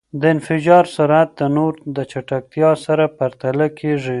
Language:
Pashto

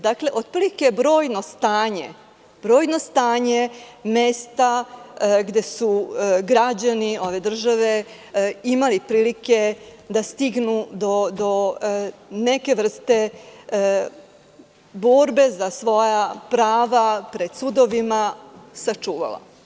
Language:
Serbian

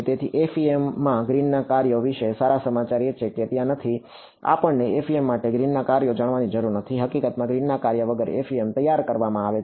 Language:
Gujarati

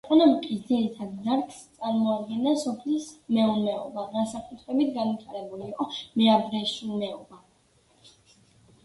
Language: Georgian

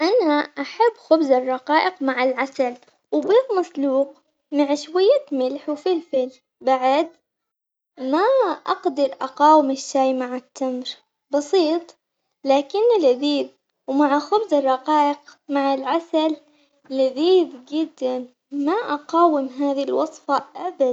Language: Omani Arabic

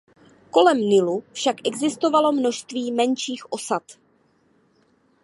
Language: Czech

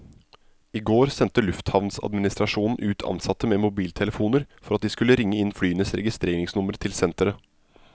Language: Norwegian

